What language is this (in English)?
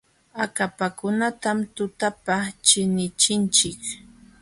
Jauja Wanca Quechua